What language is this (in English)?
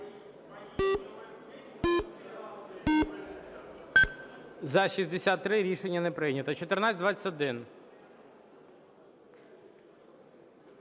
Ukrainian